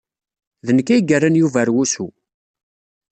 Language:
Kabyle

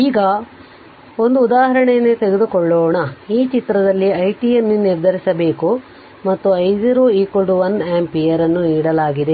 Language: Kannada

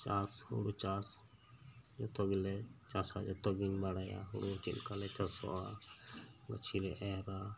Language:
Santali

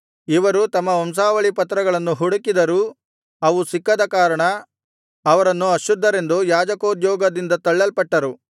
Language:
Kannada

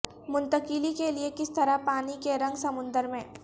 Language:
Urdu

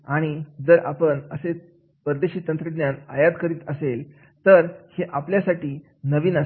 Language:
Marathi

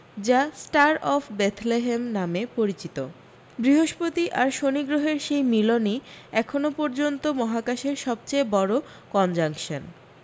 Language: Bangla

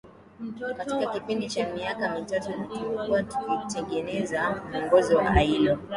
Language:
Swahili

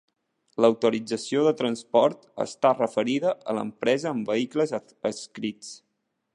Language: Catalan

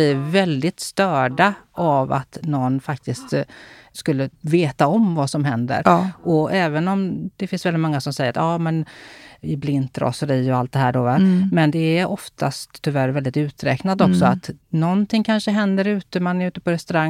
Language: Swedish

